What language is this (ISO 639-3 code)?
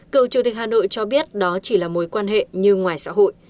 vie